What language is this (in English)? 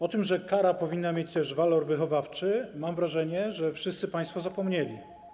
Polish